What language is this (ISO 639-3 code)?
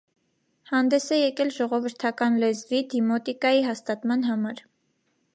hye